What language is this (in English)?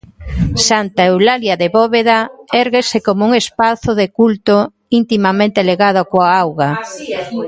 Galician